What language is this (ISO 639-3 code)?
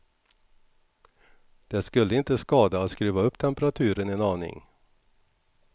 swe